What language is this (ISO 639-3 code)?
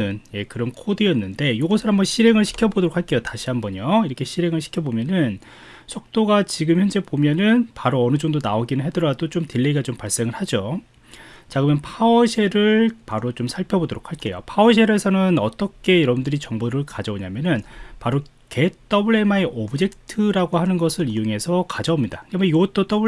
kor